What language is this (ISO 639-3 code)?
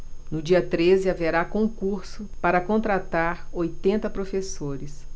por